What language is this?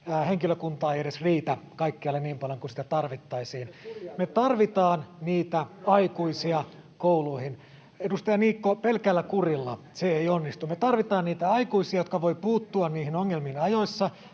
Finnish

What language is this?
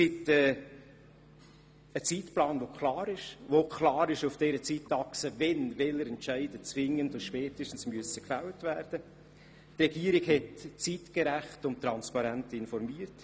Swiss German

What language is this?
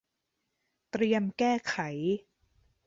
Thai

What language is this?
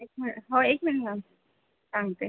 Marathi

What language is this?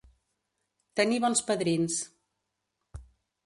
Catalan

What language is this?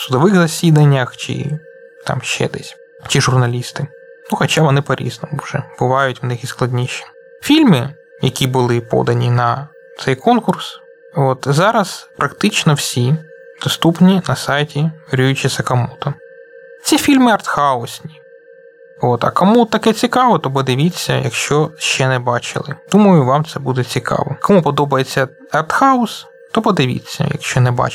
Ukrainian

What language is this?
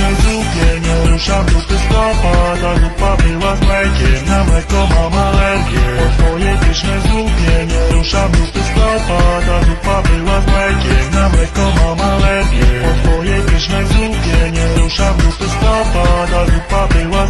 Polish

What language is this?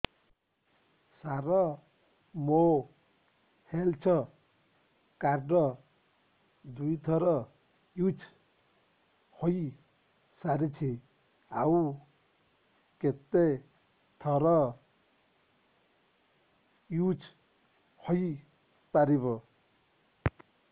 Odia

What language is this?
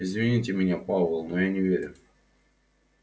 Russian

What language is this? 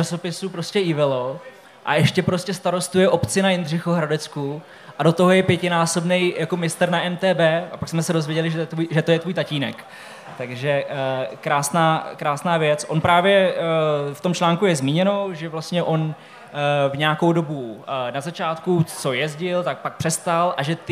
Czech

